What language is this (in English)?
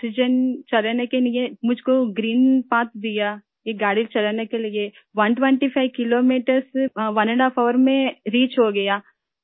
Urdu